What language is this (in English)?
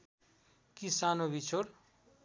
Nepali